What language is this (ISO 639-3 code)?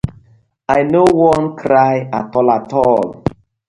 pcm